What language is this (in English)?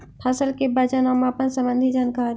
Magahi